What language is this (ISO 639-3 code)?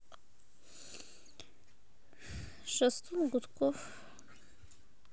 rus